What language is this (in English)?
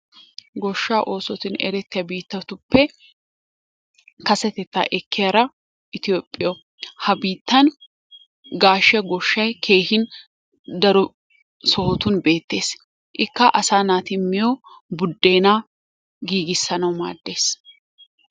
Wolaytta